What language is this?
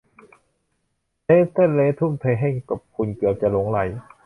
Thai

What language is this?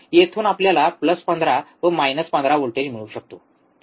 Marathi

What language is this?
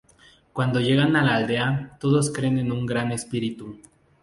Spanish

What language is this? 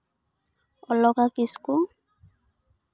Santali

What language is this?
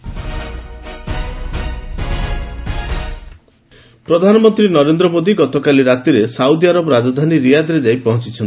Odia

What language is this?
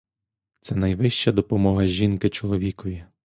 Ukrainian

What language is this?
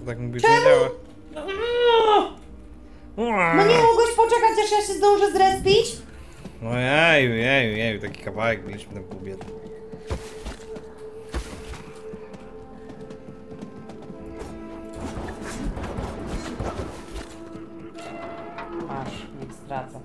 Polish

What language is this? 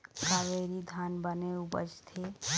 Chhattisgarhi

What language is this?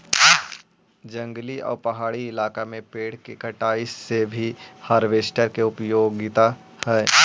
Magahi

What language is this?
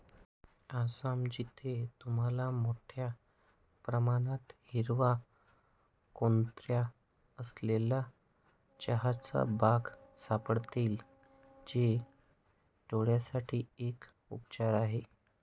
Marathi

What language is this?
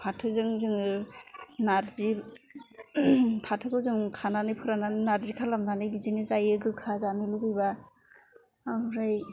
Bodo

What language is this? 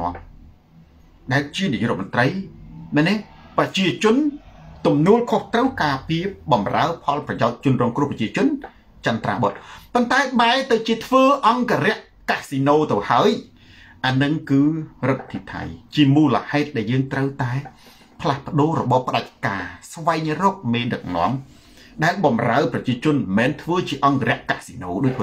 Thai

